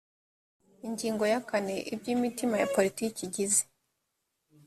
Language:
Kinyarwanda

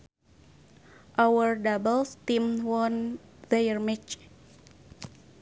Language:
Sundanese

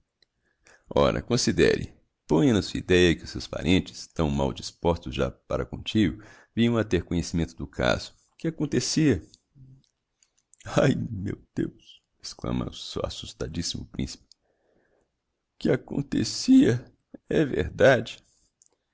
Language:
Portuguese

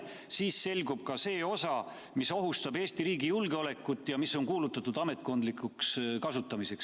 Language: Estonian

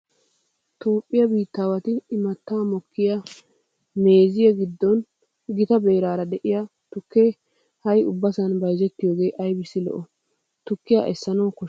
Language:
Wolaytta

